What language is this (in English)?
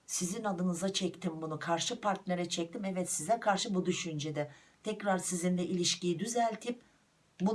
Turkish